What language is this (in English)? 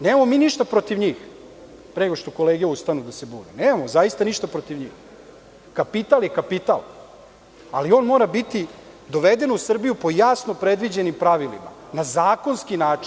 Serbian